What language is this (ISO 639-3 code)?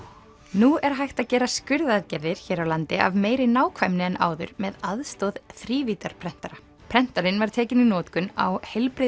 isl